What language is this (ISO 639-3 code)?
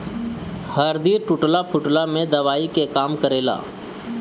bho